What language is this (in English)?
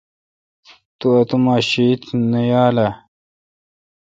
Kalkoti